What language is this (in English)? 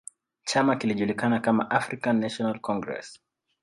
Swahili